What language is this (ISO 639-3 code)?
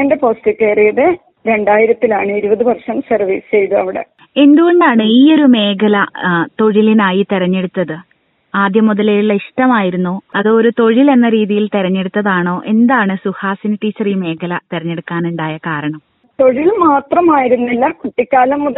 mal